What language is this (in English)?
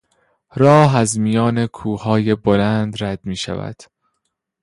Persian